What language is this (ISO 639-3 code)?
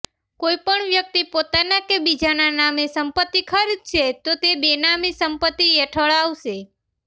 guj